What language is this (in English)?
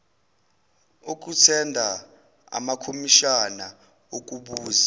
Zulu